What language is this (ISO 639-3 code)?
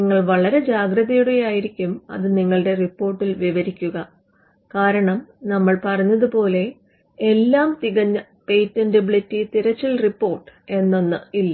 mal